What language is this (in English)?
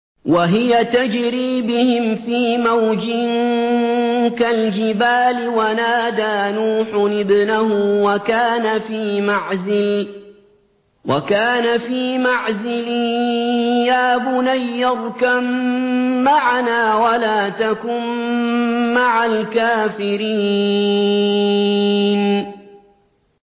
Arabic